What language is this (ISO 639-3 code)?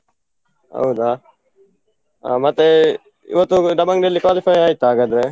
kan